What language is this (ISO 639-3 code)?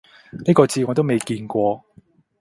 yue